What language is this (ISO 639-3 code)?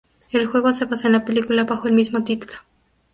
spa